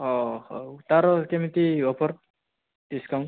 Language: Odia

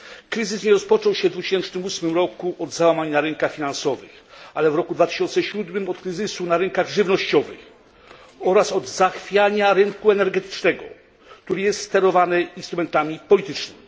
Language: Polish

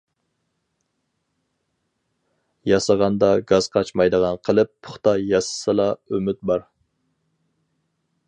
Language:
Uyghur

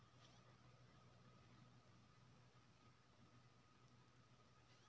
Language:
Maithili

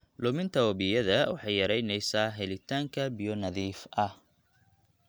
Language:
Somali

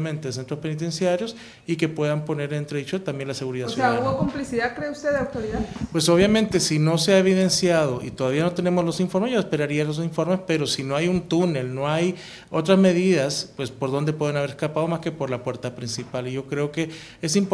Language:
Spanish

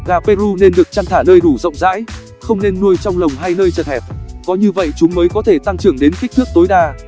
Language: Vietnamese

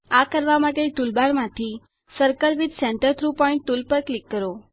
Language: Gujarati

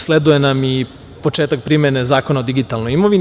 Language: Serbian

